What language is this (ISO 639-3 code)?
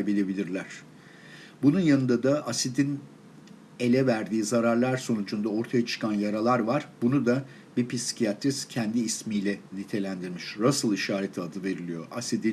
tur